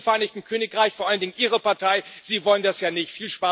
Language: German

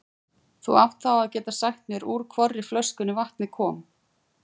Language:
Icelandic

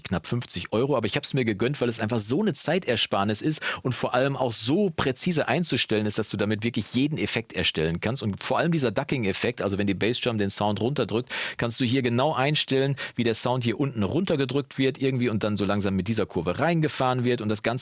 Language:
German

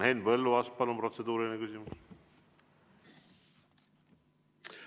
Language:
Estonian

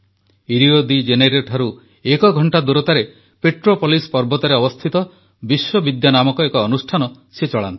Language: Odia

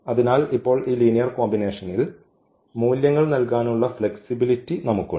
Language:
Malayalam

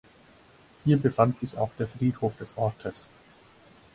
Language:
German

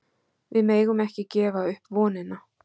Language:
Icelandic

